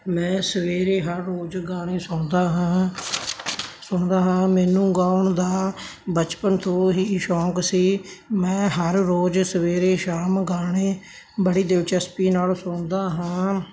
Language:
Punjabi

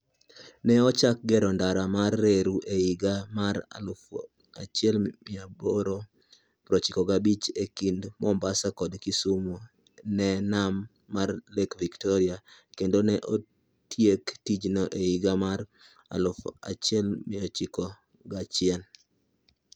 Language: Luo (Kenya and Tanzania)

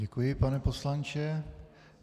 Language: Czech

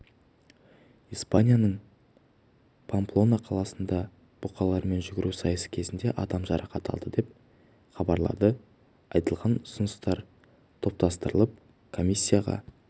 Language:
Kazakh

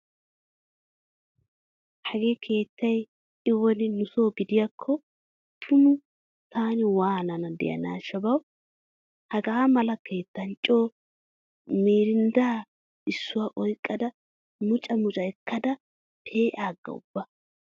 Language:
Wolaytta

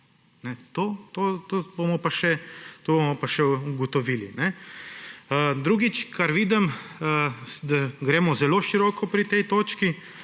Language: Slovenian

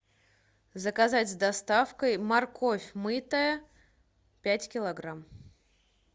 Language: Russian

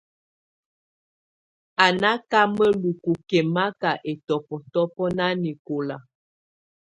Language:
Tunen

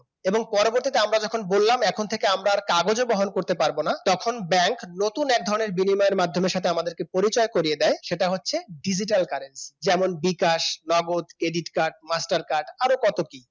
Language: Bangla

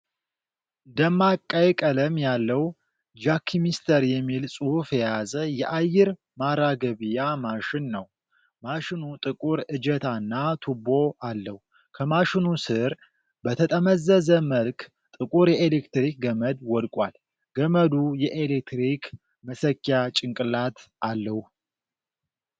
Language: Amharic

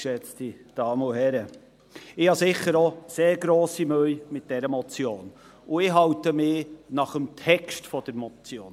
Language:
Swiss German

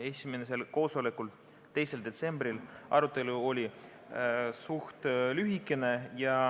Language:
Estonian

